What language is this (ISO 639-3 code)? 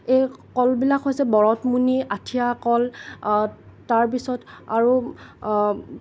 asm